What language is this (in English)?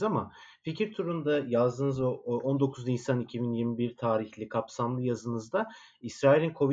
Turkish